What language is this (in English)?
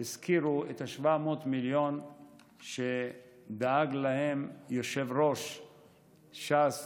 Hebrew